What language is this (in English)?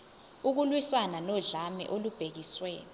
Zulu